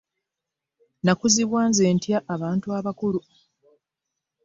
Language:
Ganda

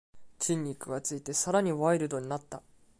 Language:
Japanese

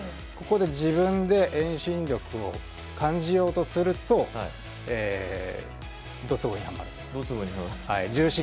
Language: Japanese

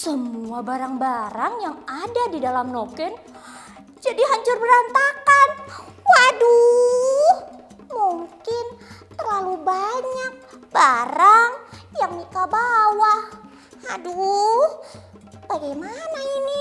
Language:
Indonesian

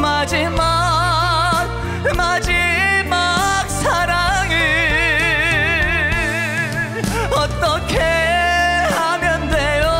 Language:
Korean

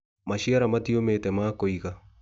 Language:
Kikuyu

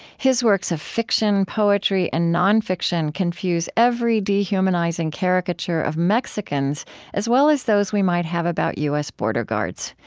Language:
English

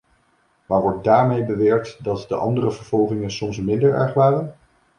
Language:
Dutch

